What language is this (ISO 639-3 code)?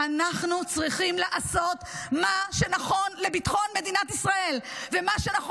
heb